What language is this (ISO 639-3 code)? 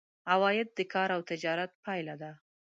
pus